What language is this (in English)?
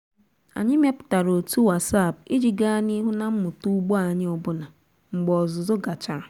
Igbo